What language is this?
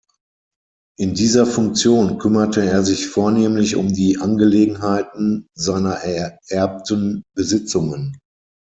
German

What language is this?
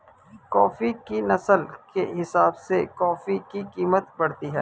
Hindi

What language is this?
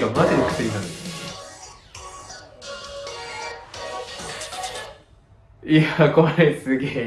Japanese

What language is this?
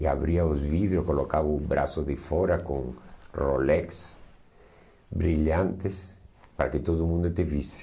Portuguese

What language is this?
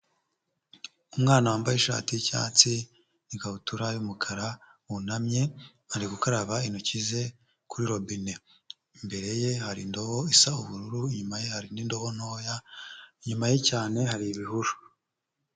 Kinyarwanda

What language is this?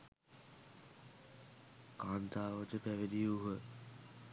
Sinhala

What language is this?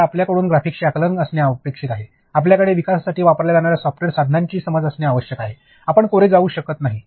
Marathi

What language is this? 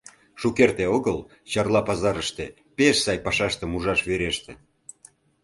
Mari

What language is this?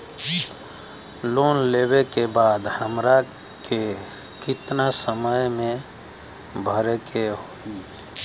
Bhojpuri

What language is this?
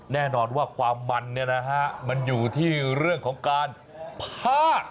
Thai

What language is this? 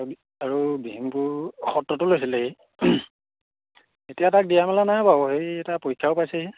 Assamese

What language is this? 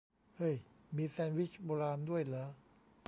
Thai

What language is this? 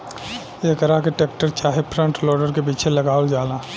Bhojpuri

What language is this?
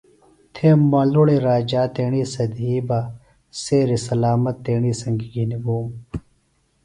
Phalura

